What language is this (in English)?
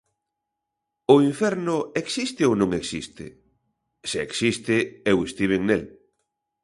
Galician